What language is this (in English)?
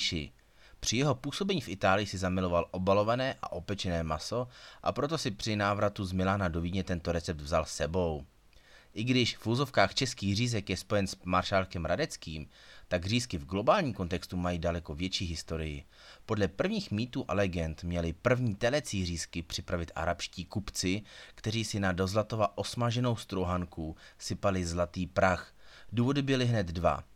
Czech